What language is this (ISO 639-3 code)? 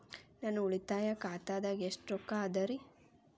kan